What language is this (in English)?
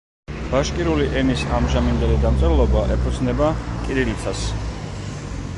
Georgian